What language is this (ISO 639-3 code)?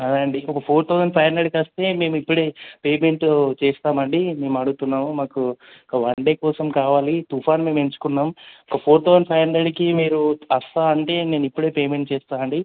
tel